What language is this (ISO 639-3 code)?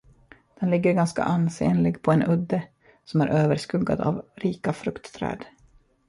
swe